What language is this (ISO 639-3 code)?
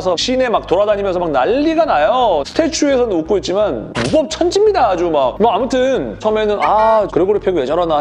kor